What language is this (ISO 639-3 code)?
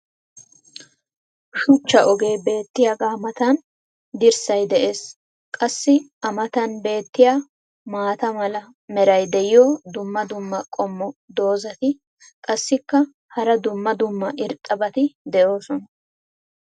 wal